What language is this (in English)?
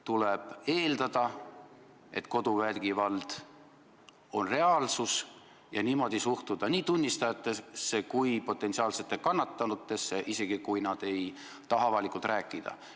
Estonian